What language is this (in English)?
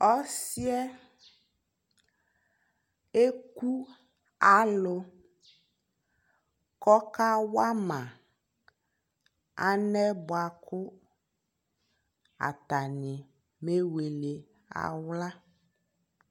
Ikposo